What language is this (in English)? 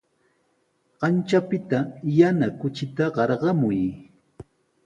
Sihuas Ancash Quechua